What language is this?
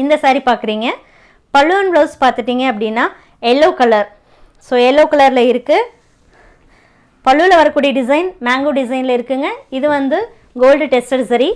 Tamil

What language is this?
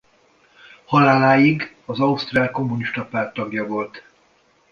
Hungarian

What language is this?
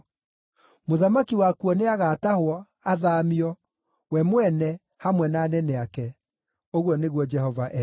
Kikuyu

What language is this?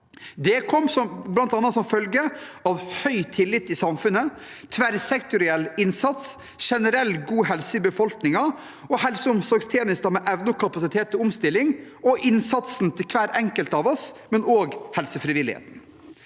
Norwegian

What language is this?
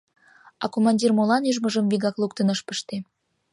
Mari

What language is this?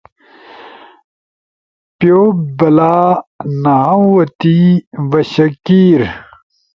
Ushojo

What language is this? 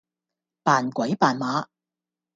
Cantonese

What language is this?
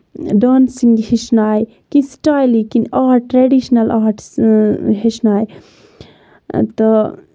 Kashmiri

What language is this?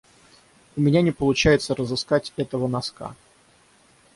Russian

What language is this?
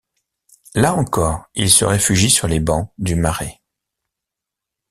French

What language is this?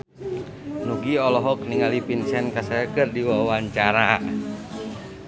Sundanese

